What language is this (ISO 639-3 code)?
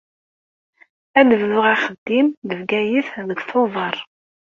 kab